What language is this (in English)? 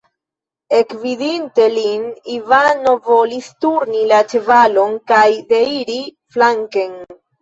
Esperanto